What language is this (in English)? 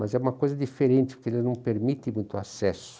Portuguese